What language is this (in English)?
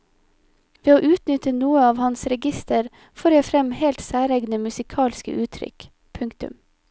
Norwegian